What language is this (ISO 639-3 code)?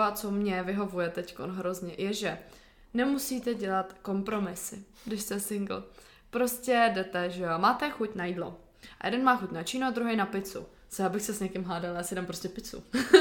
ces